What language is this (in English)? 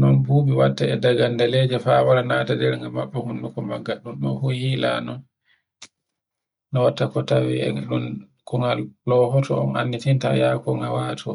Borgu Fulfulde